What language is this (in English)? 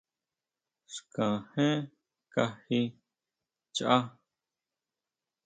Huautla Mazatec